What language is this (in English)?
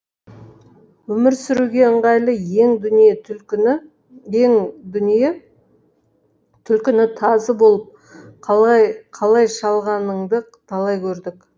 Kazakh